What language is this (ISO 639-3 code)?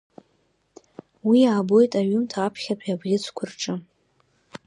abk